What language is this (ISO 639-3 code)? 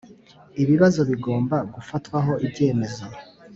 kin